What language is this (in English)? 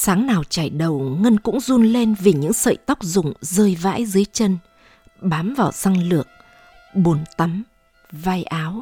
Vietnamese